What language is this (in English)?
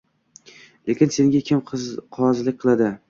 Uzbek